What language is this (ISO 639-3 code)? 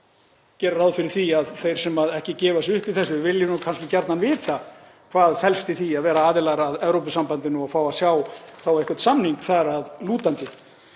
isl